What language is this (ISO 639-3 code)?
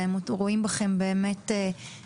heb